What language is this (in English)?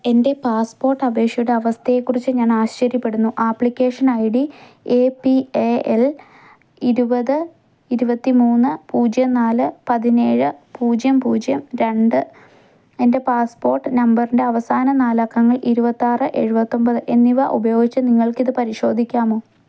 Malayalam